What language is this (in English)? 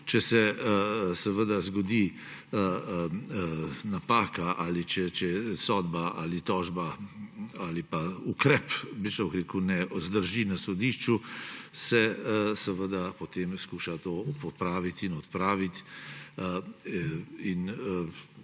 Slovenian